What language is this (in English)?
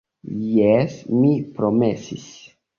Esperanto